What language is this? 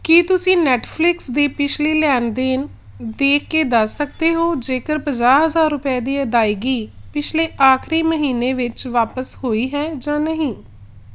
Punjabi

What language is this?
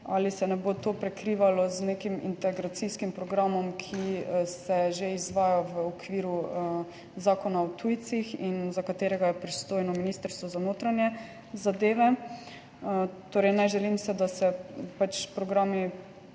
Slovenian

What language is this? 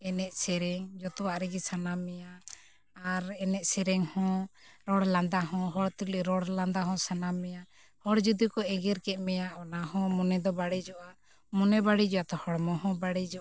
Santali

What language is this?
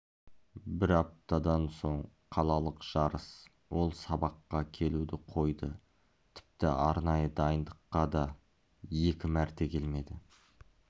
Kazakh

